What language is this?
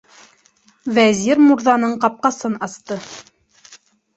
Bashkir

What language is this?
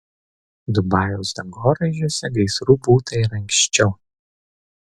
Lithuanian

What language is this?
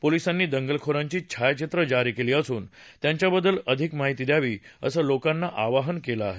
Marathi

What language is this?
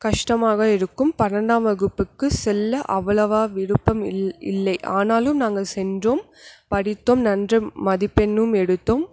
Tamil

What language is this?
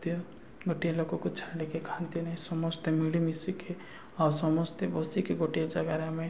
Odia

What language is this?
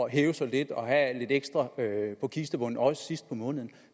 Danish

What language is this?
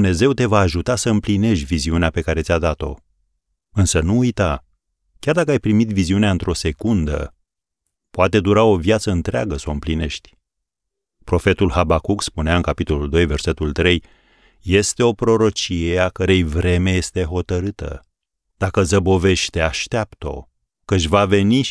Romanian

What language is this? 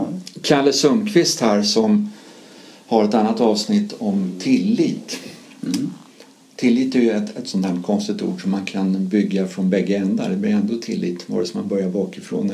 Swedish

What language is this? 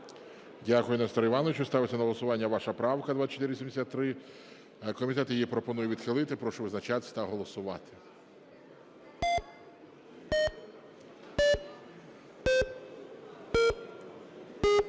Ukrainian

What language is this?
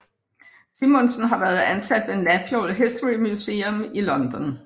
Danish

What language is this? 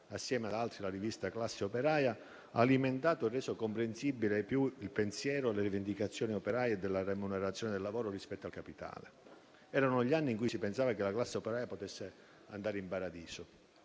Italian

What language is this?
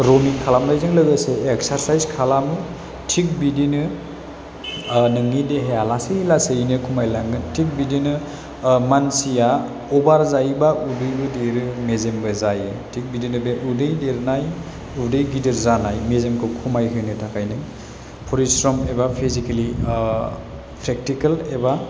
Bodo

